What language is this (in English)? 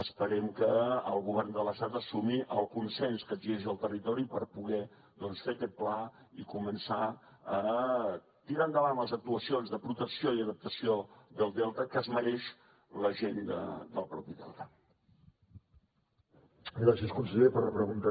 Catalan